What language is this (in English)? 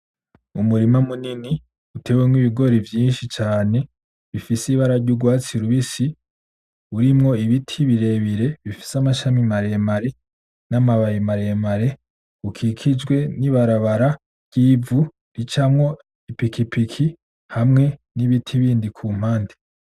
Rundi